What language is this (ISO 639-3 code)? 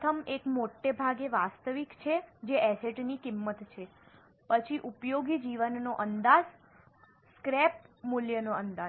guj